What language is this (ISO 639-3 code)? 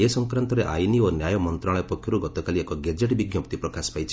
ori